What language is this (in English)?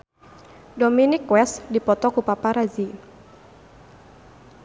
Sundanese